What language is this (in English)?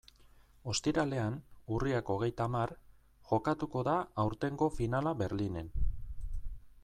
Basque